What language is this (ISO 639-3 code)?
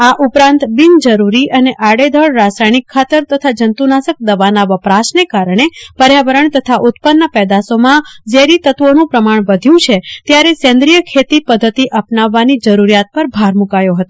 guj